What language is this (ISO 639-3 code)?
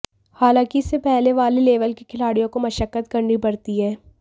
hin